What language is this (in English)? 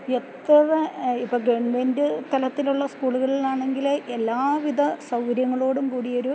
Malayalam